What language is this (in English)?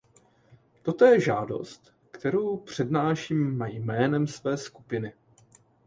Czech